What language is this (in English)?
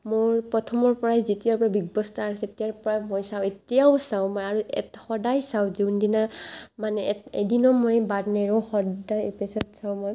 Assamese